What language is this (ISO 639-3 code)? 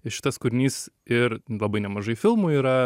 lit